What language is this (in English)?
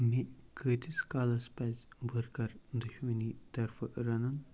Kashmiri